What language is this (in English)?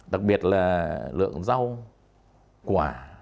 Vietnamese